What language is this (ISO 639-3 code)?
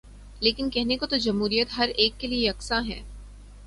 urd